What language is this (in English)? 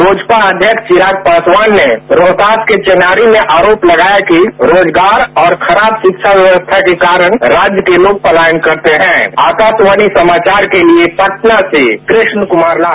Hindi